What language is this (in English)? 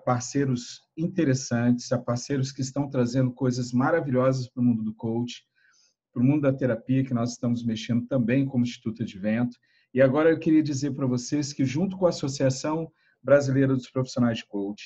Portuguese